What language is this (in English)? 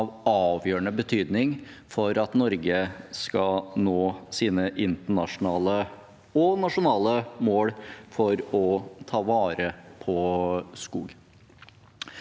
Norwegian